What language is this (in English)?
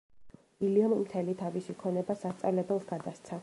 Georgian